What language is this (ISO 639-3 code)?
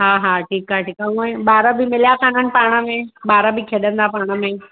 snd